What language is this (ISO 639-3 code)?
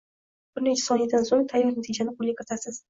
uzb